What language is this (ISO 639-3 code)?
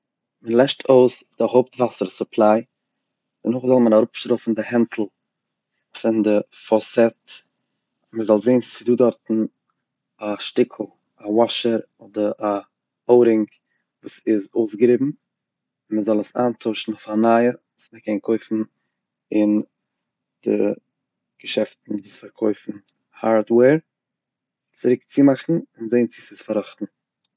yid